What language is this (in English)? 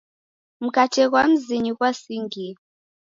Taita